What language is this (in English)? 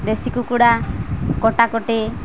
Odia